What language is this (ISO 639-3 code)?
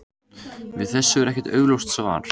isl